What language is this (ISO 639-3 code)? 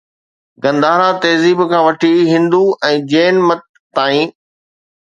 snd